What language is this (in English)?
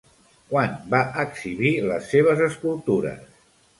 Catalan